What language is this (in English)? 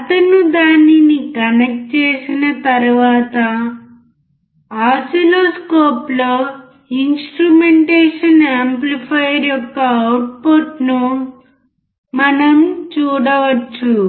Telugu